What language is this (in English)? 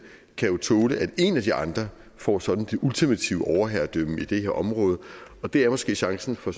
Danish